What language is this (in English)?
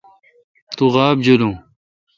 Kalkoti